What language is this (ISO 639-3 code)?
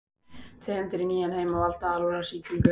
isl